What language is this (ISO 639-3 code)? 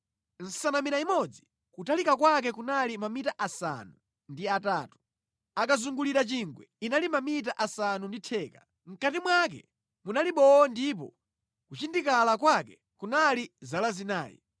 nya